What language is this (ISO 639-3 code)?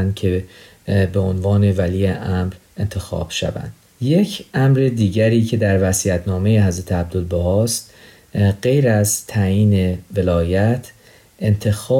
fas